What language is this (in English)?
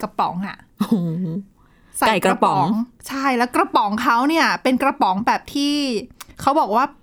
Thai